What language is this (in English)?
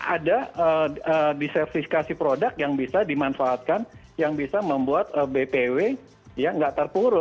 Indonesian